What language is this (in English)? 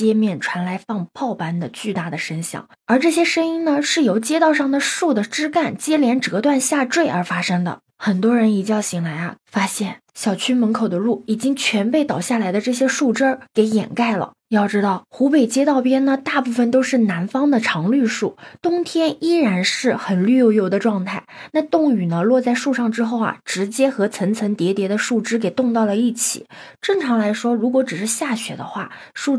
Chinese